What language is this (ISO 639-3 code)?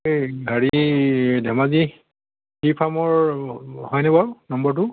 asm